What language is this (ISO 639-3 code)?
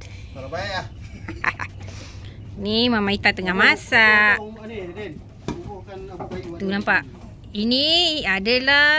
msa